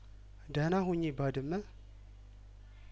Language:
Amharic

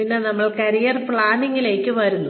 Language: Malayalam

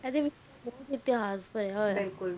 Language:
Punjabi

